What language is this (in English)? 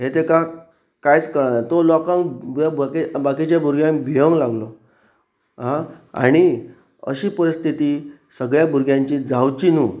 Konkani